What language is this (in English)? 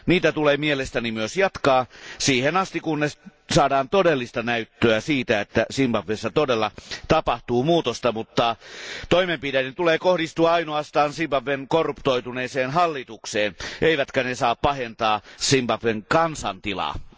Finnish